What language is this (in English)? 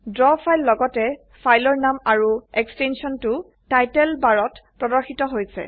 Assamese